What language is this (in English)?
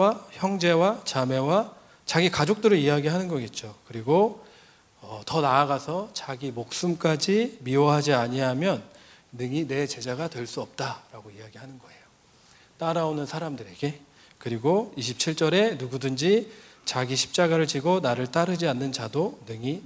Korean